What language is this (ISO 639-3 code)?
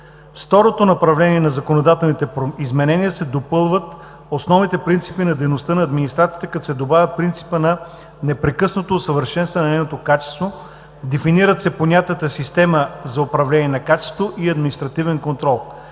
bul